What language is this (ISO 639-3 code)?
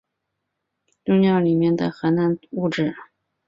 zho